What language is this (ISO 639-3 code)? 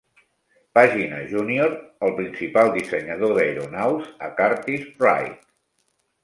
cat